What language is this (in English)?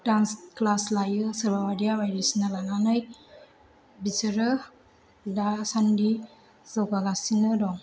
Bodo